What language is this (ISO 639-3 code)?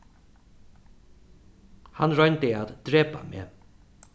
fao